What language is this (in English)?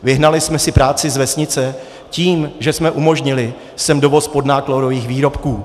Czech